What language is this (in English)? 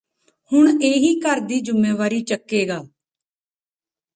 Punjabi